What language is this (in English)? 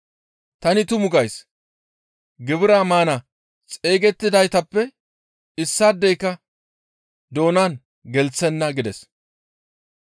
Gamo